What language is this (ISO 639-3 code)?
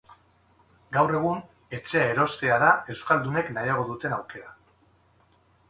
eus